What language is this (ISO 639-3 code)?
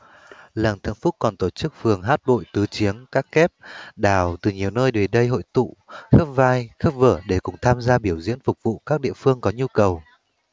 vie